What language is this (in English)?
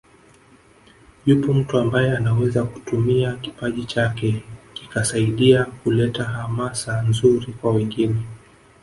Swahili